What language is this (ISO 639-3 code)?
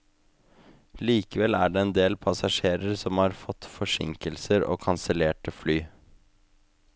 nor